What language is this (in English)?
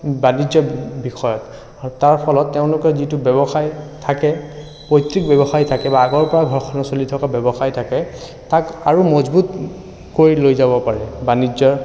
Assamese